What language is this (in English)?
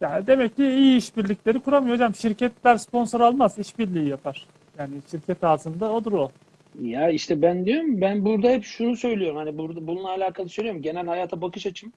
Turkish